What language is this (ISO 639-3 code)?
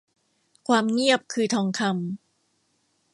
tha